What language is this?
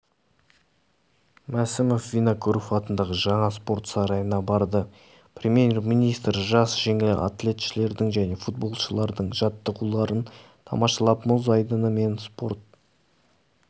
Kazakh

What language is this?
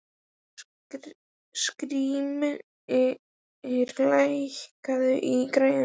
Icelandic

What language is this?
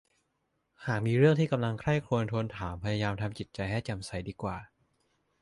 Thai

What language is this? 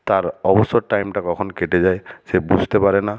Bangla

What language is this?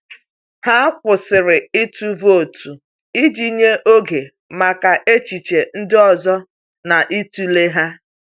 Igbo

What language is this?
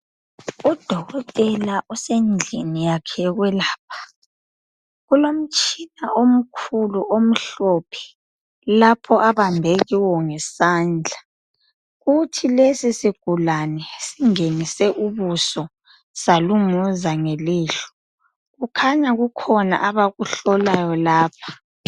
North Ndebele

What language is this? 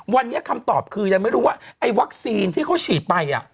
Thai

